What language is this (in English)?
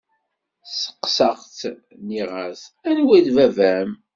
Kabyle